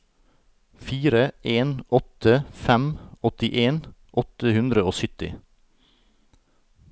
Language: Norwegian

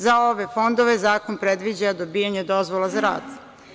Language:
Serbian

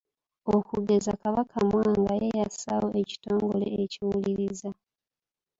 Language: Ganda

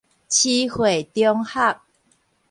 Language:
Min Nan Chinese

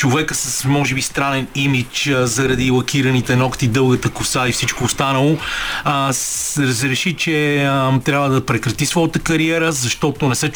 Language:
Bulgarian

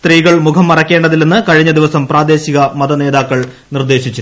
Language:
Malayalam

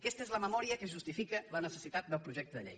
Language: Catalan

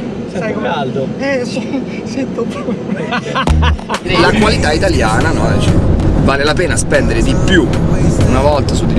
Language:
Italian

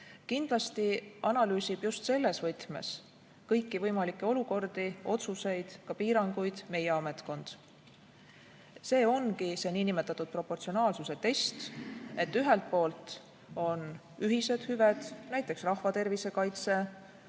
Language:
Estonian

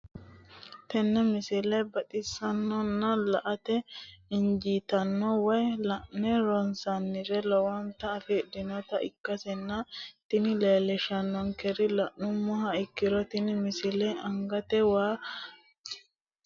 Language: Sidamo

